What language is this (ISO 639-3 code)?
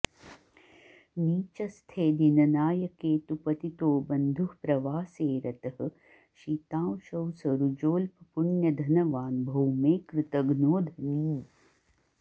san